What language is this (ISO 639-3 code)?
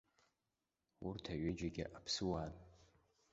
abk